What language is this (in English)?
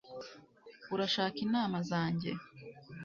Kinyarwanda